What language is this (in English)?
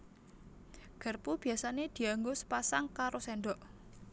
Javanese